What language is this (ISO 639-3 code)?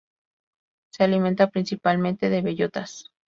spa